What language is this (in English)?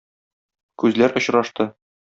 Tatar